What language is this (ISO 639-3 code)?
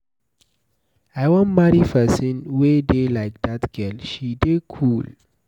pcm